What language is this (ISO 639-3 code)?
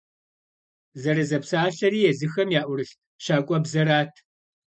kbd